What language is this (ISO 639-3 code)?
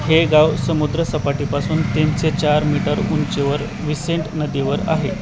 mar